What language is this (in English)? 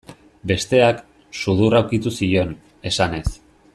Basque